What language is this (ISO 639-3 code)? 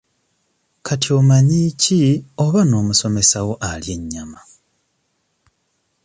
lug